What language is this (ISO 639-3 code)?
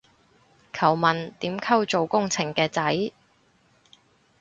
yue